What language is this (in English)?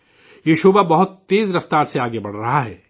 Urdu